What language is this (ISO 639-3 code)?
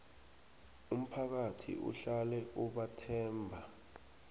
nbl